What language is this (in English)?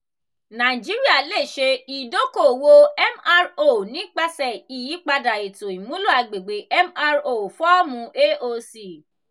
Yoruba